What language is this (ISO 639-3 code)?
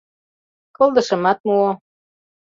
chm